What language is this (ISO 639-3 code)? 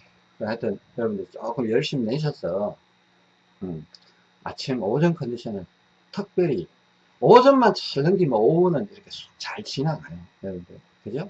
kor